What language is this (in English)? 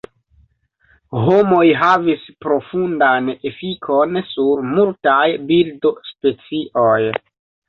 Esperanto